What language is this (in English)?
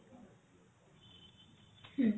Odia